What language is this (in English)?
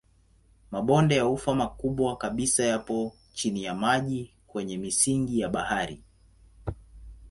Swahili